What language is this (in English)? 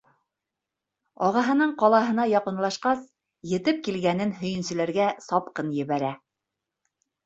Bashkir